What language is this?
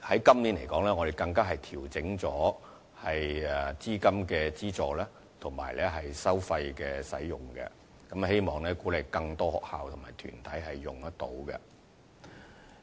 Cantonese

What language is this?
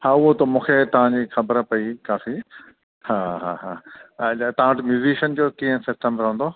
Sindhi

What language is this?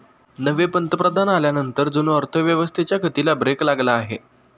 Marathi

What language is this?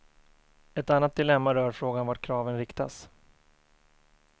Swedish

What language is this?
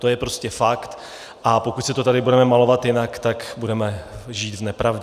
Czech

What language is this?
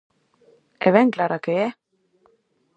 Galician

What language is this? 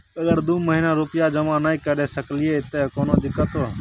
Maithili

